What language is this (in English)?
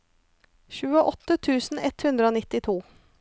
Norwegian